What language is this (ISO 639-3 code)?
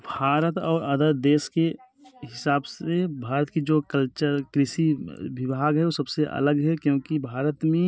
hin